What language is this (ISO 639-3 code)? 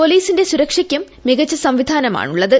mal